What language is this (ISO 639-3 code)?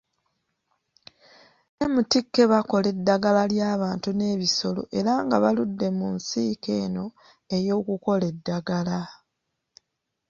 lug